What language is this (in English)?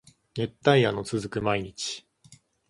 Japanese